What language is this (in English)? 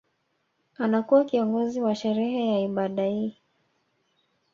Swahili